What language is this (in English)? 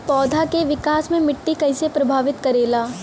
Bhojpuri